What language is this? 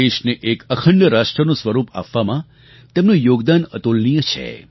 Gujarati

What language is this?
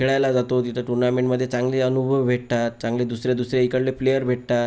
Marathi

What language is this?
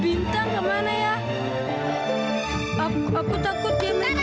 Indonesian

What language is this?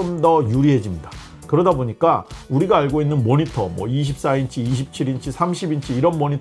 Korean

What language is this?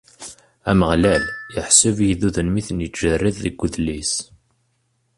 Kabyle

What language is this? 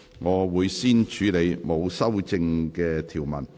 Cantonese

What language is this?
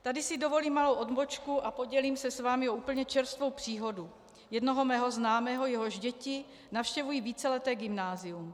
Czech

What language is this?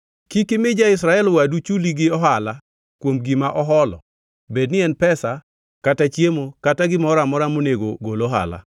Luo (Kenya and Tanzania)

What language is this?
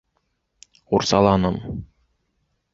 Bashkir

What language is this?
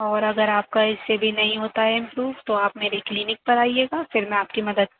Urdu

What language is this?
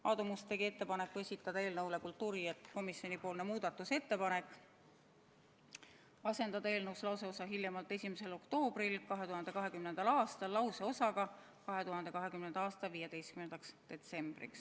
Estonian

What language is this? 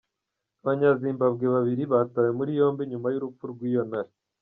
Kinyarwanda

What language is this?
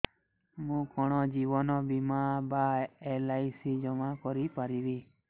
Odia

